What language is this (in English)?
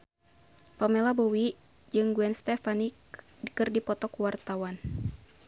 Sundanese